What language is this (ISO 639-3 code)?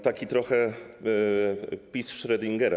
pol